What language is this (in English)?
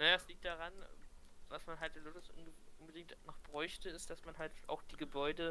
German